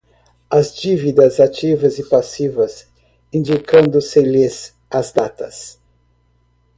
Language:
Portuguese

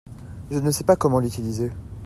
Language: French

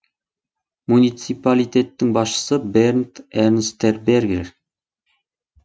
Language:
Kazakh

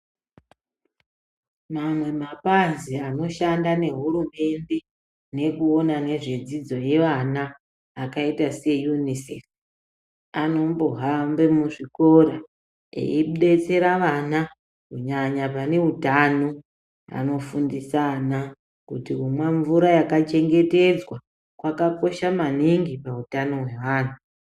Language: Ndau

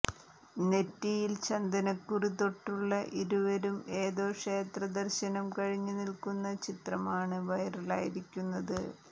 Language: Malayalam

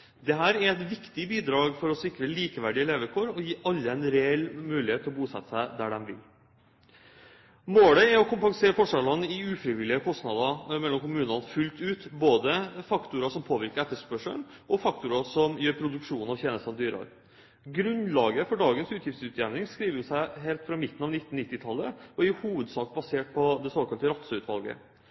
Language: Norwegian Bokmål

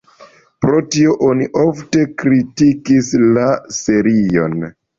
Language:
Esperanto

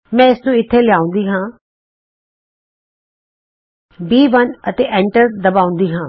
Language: Punjabi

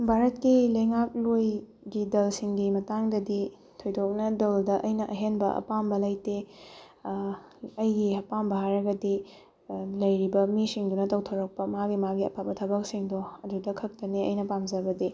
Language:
Manipuri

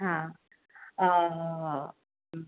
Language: Gujarati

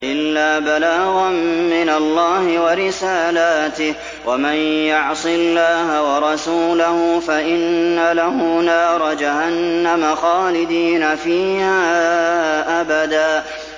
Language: Arabic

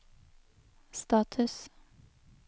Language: Norwegian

